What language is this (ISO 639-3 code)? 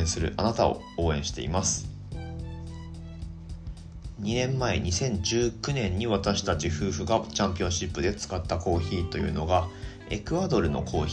jpn